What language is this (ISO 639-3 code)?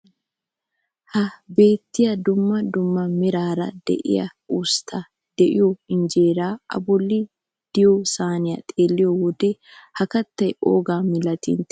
wal